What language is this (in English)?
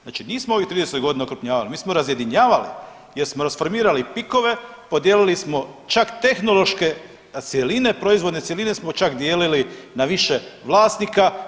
Croatian